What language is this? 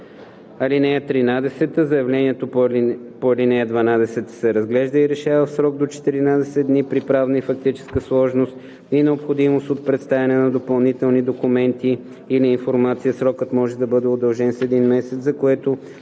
Bulgarian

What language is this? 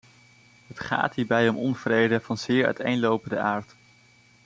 Dutch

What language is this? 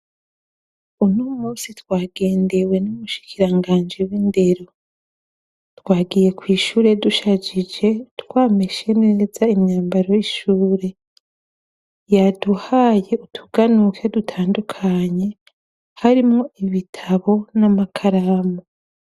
Rundi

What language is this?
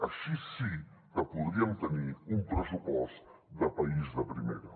Catalan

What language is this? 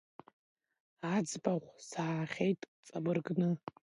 Abkhazian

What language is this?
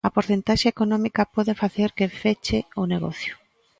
Galician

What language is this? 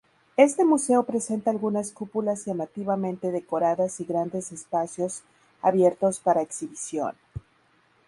Spanish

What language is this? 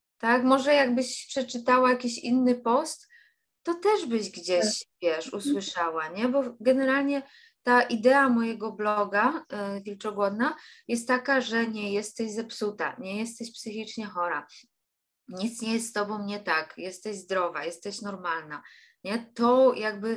Polish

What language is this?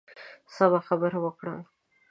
Pashto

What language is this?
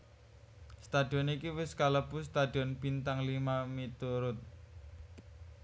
Javanese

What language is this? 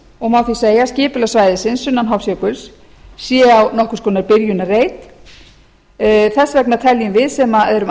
Icelandic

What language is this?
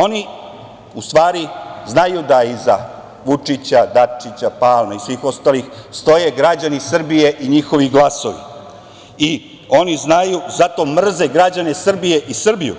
Serbian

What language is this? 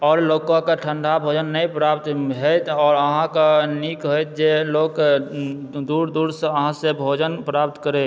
Maithili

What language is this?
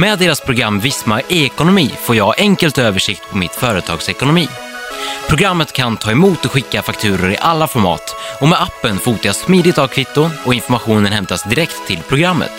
Swedish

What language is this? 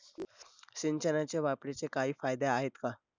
Marathi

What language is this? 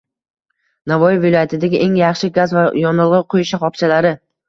Uzbek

